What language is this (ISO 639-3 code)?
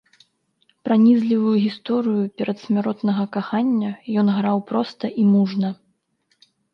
bel